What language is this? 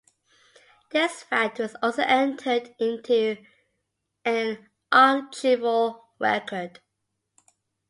English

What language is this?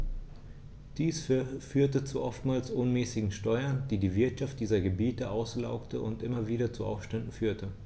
German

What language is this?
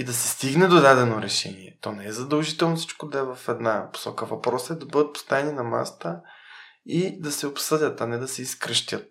Bulgarian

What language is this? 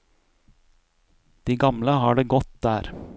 Norwegian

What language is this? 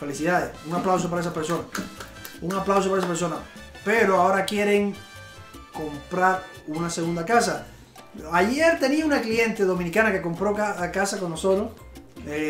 Spanish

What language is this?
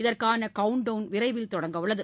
Tamil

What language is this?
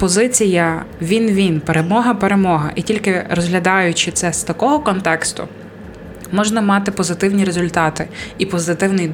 Ukrainian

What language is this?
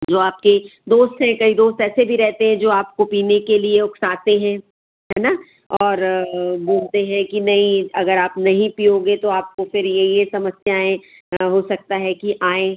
Hindi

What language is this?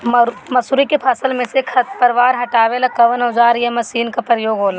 Bhojpuri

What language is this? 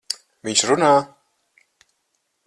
Latvian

